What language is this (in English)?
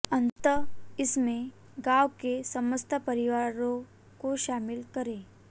Hindi